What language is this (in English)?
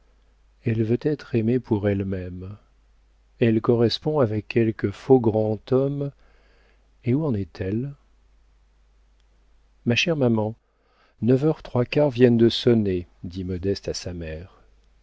French